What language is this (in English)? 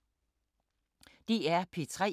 Danish